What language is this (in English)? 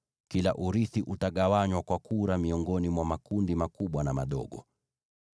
Swahili